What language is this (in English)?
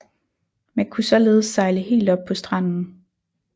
Danish